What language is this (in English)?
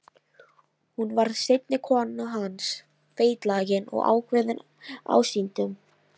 Icelandic